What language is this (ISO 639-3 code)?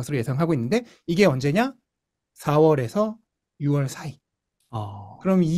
kor